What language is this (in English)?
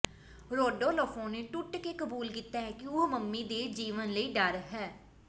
Punjabi